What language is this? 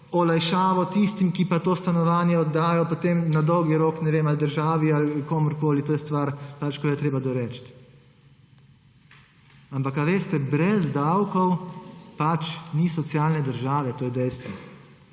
Slovenian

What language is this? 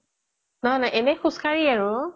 Assamese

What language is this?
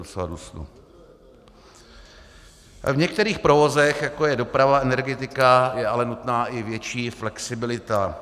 Czech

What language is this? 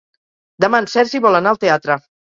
Catalan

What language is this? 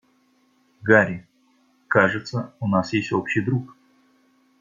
Russian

